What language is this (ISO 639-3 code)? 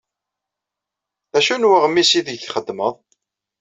kab